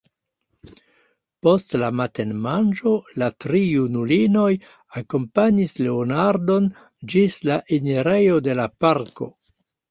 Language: Esperanto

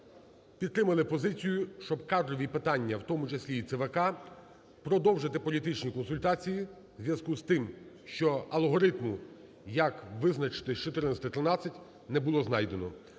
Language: Ukrainian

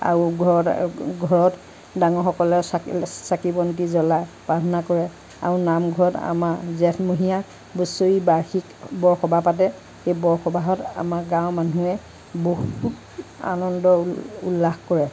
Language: Assamese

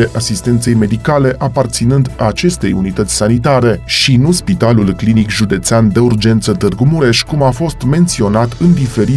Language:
Romanian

